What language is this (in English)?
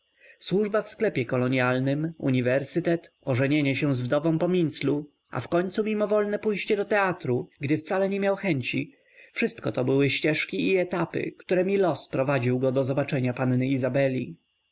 Polish